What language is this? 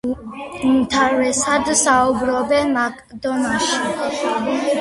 Georgian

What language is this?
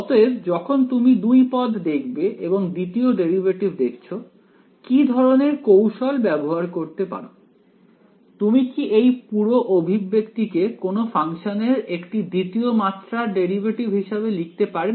Bangla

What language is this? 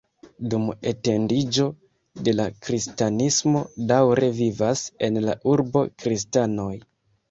Esperanto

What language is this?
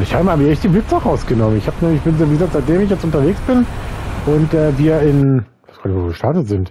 German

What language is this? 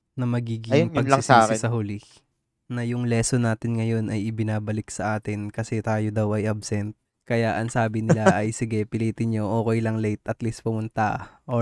Filipino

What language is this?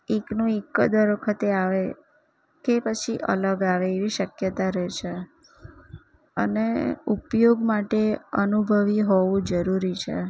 Gujarati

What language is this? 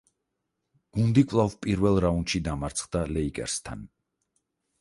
Georgian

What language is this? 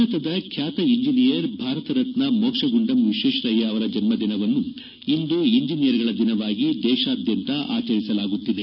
Kannada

